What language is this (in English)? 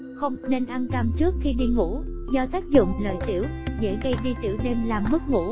Vietnamese